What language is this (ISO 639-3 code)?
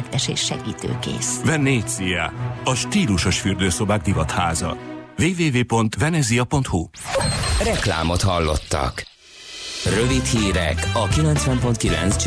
hun